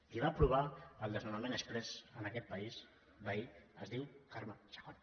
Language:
Catalan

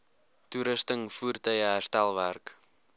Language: Afrikaans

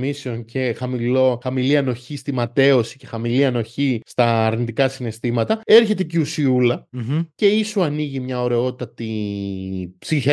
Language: Greek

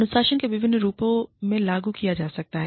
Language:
Hindi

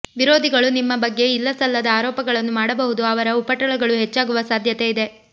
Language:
Kannada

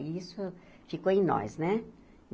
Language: Portuguese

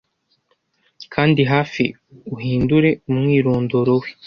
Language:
Kinyarwanda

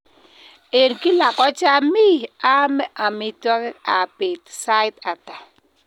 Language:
Kalenjin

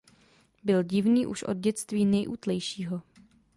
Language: Czech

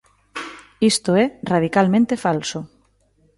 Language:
Galician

